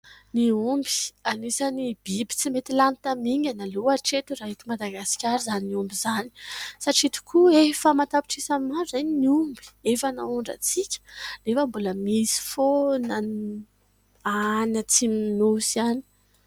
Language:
Malagasy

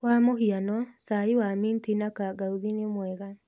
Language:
Kikuyu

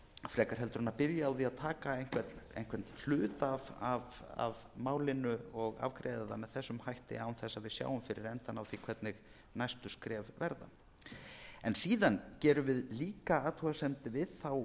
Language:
Icelandic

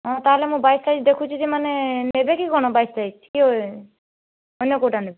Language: Odia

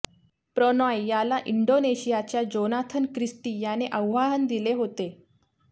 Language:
Marathi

